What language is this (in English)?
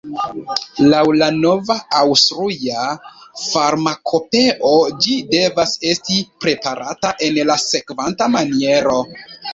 Esperanto